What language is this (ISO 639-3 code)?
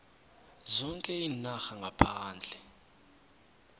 nbl